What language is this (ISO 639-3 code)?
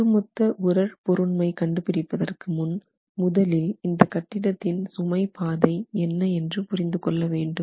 tam